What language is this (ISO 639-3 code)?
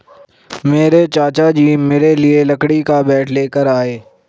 hin